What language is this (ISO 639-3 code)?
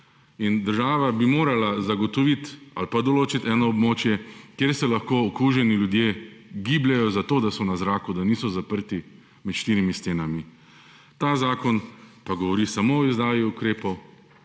slv